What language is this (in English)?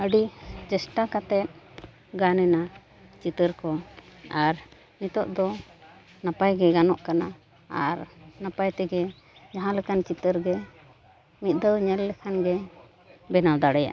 Santali